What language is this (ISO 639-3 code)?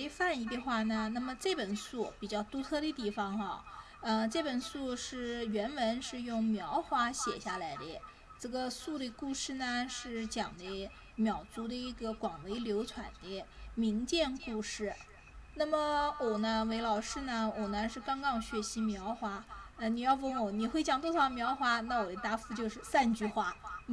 zho